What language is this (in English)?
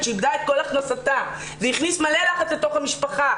Hebrew